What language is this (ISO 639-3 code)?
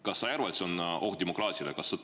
est